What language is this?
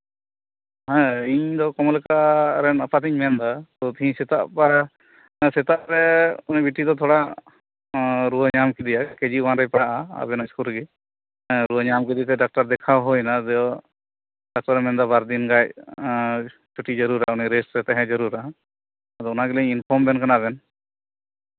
Santali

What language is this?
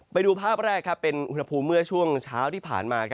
Thai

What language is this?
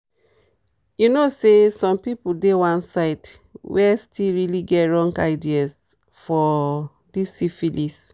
Nigerian Pidgin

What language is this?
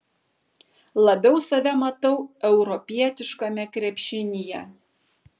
Lithuanian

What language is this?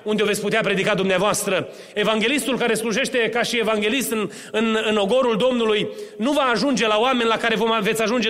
Romanian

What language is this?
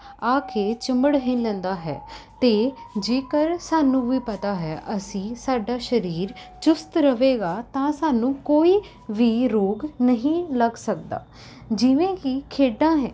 Punjabi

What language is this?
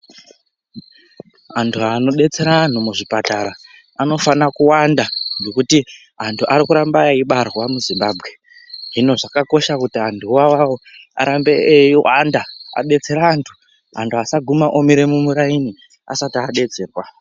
Ndau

